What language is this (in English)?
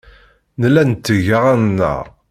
Kabyle